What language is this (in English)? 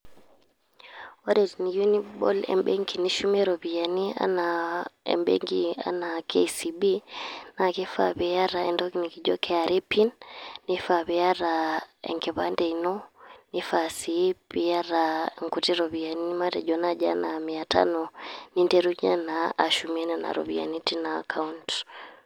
Masai